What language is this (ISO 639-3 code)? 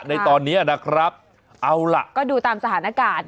tha